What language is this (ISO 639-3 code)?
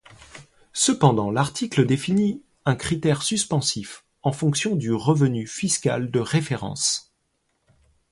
fra